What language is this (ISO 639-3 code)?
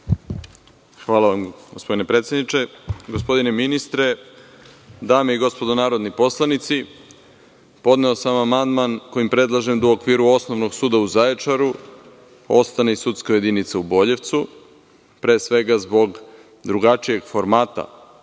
srp